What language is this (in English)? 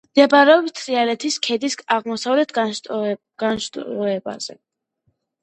Georgian